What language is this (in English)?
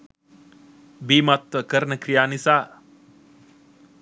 Sinhala